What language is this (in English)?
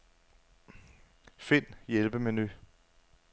Danish